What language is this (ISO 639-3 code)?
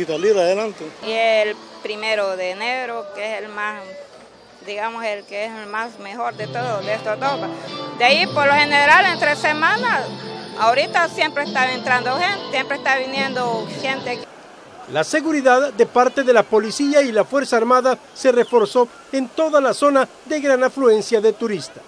spa